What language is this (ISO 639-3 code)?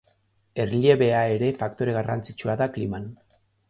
eus